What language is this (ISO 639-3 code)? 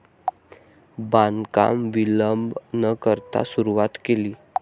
mar